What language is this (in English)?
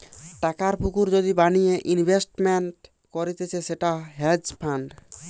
Bangla